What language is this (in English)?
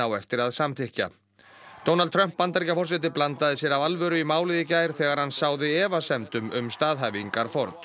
Icelandic